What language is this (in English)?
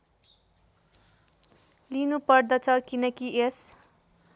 Nepali